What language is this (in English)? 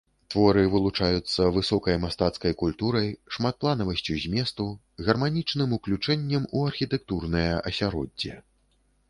Belarusian